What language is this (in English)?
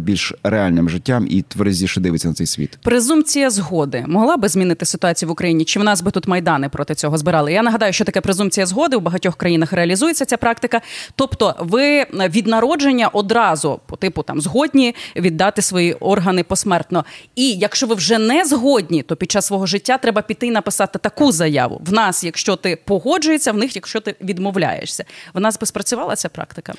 Ukrainian